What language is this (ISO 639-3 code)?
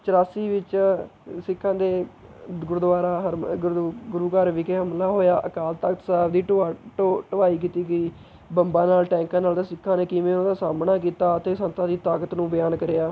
pan